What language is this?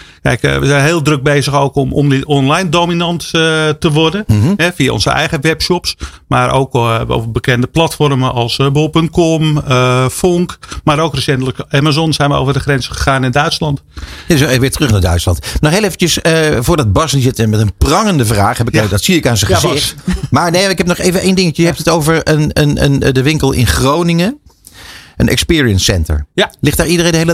Dutch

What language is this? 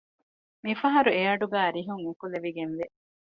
Divehi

